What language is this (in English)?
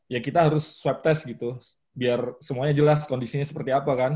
Indonesian